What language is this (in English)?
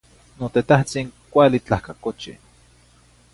Zacatlán-Ahuacatlán-Tepetzintla Nahuatl